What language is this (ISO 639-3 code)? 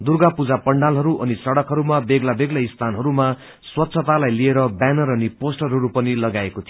nep